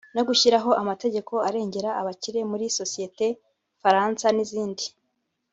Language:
Kinyarwanda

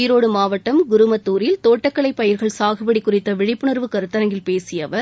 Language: Tamil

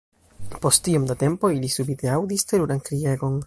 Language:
Esperanto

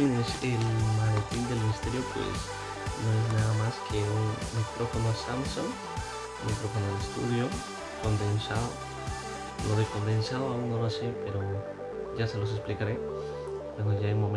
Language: Spanish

